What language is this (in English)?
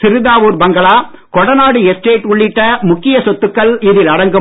Tamil